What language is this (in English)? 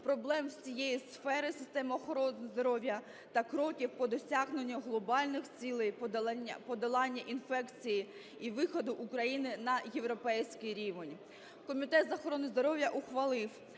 Ukrainian